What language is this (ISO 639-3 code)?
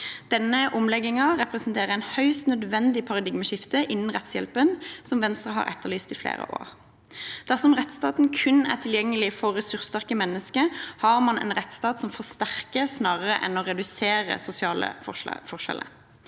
nor